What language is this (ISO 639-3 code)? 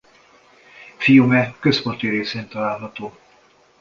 hun